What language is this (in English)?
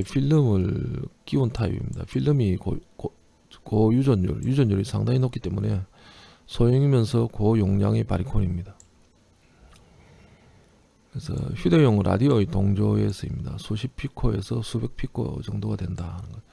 Korean